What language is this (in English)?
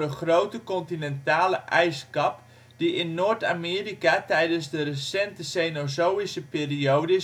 Dutch